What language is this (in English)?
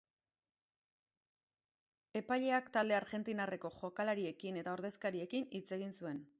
Basque